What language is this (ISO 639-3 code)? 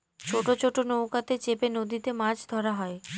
ben